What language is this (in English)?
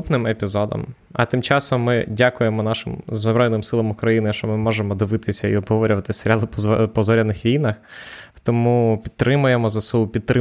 Ukrainian